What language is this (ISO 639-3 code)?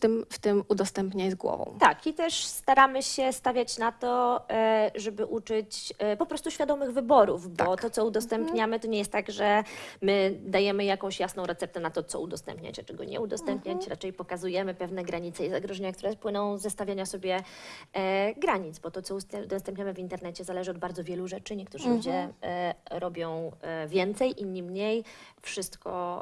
pol